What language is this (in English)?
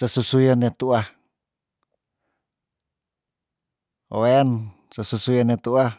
Tondano